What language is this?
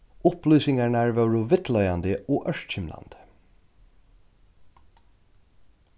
Faroese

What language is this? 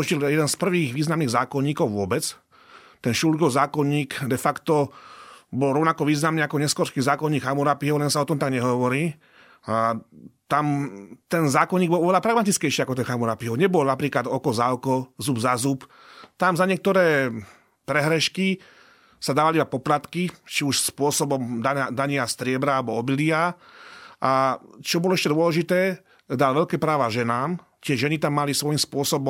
Slovak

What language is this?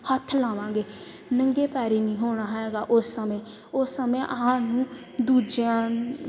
Punjabi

